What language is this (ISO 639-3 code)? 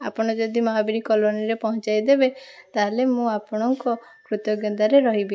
ori